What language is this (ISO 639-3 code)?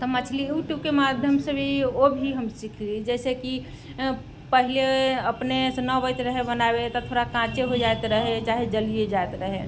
mai